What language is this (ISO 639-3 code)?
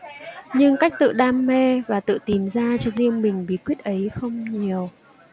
vie